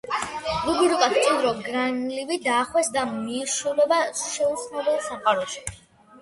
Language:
Georgian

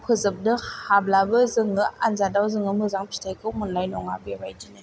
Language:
Bodo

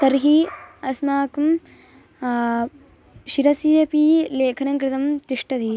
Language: Sanskrit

